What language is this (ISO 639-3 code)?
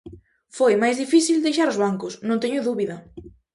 glg